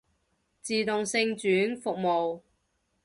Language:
Cantonese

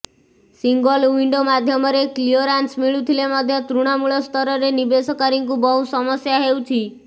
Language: Odia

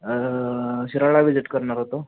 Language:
Marathi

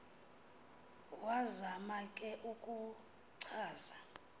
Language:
Xhosa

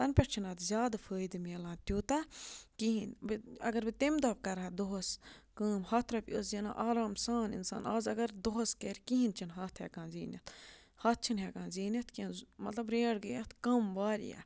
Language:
Kashmiri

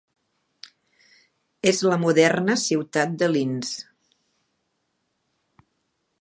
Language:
Catalan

